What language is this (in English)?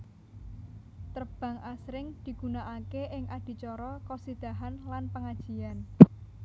Javanese